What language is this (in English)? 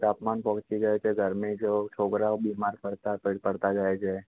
Gujarati